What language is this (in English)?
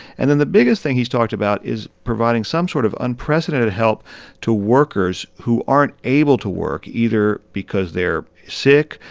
English